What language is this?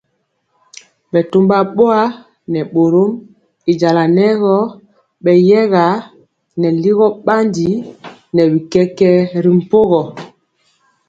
Mpiemo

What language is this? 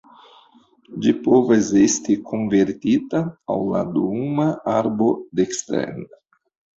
Esperanto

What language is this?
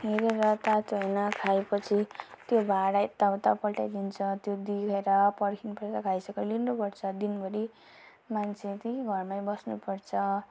Nepali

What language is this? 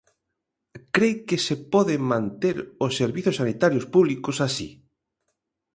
Galician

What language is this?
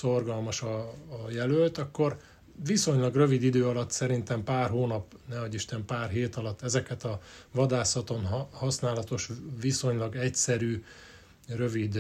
Hungarian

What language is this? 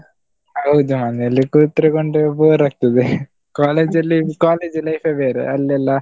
Kannada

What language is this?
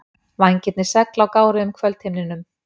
Icelandic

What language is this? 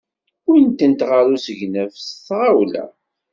Kabyle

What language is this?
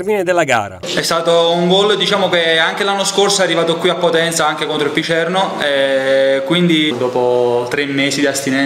Italian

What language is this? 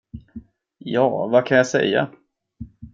Swedish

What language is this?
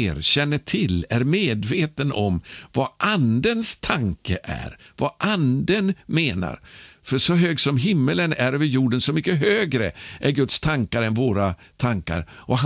Swedish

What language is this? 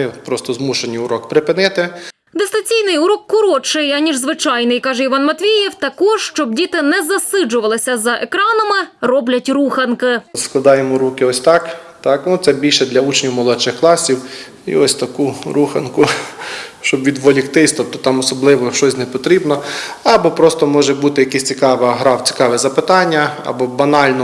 Ukrainian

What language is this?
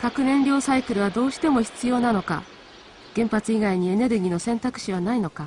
Japanese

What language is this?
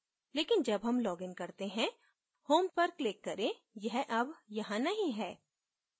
Hindi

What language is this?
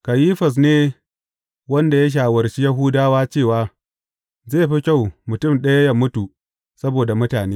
Hausa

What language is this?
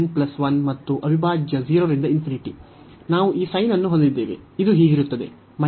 Kannada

